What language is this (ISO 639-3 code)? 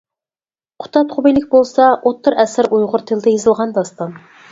uig